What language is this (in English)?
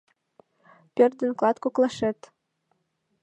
Mari